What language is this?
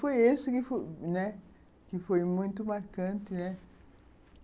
Portuguese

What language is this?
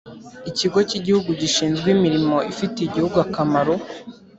Kinyarwanda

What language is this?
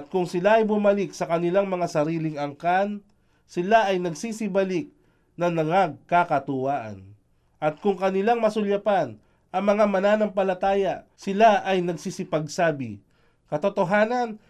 Filipino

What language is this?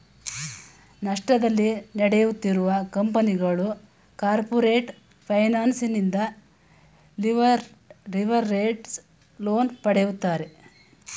Kannada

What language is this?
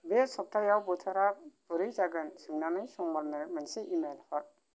Bodo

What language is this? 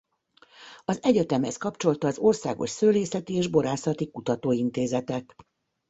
Hungarian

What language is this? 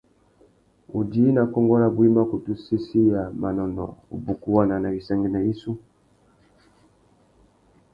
Tuki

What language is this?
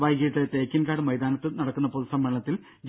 Malayalam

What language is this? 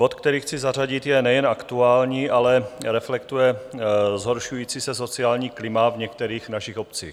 Czech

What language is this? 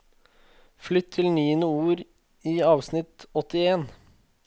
Norwegian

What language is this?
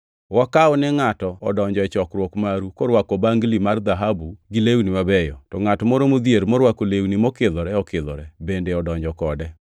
Luo (Kenya and Tanzania)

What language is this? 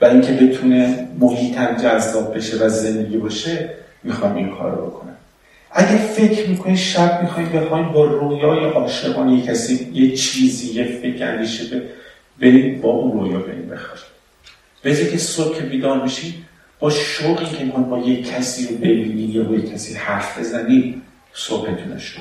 Persian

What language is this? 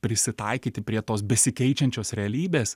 Lithuanian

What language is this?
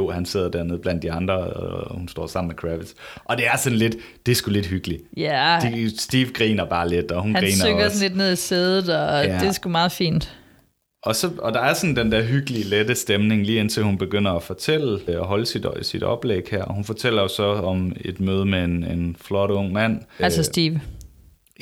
Danish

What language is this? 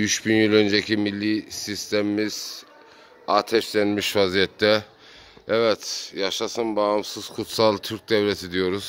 Turkish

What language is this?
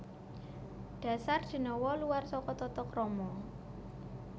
Javanese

